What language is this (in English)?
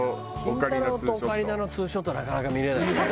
Japanese